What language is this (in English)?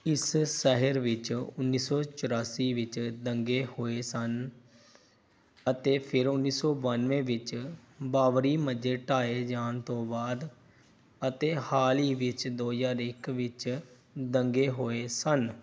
Punjabi